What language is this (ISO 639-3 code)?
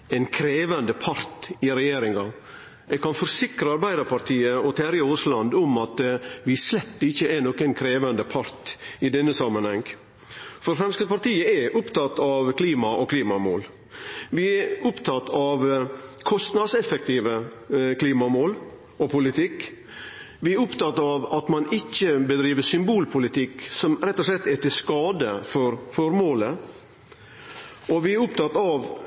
nno